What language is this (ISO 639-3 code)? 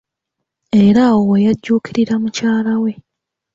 lug